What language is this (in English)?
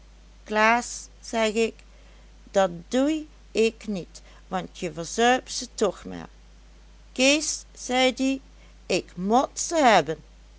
Dutch